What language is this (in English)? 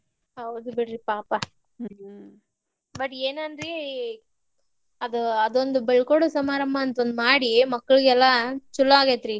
Kannada